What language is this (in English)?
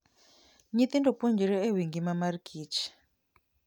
Luo (Kenya and Tanzania)